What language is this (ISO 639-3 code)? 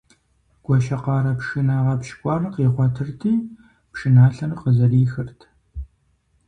kbd